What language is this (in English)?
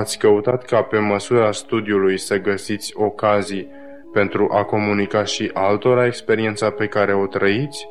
Romanian